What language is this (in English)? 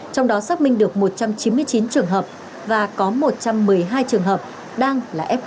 Vietnamese